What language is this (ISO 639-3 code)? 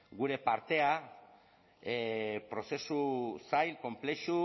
eus